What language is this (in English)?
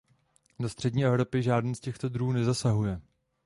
Czech